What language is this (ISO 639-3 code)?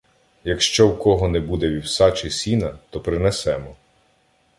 ukr